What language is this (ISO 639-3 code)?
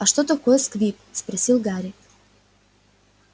rus